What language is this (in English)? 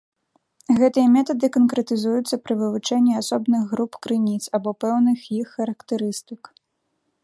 Belarusian